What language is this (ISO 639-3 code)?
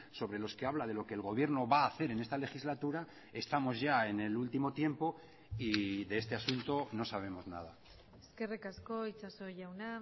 spa